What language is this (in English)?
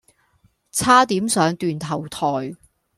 Cantonese